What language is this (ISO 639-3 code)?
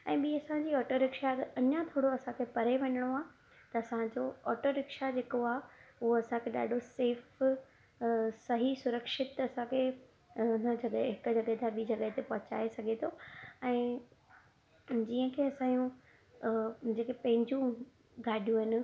snd